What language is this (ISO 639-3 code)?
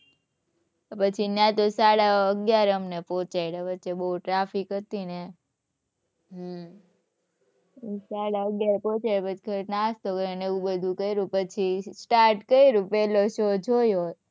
guj